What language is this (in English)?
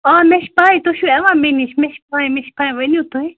Kashmiri